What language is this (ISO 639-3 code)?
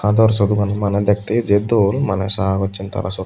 ccp